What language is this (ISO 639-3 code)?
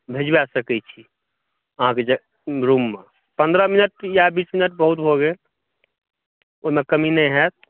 mai